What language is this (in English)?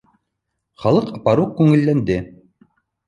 Bashkir